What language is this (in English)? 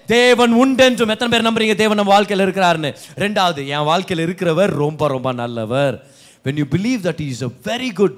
Tamil